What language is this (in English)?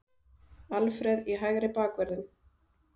Icelandic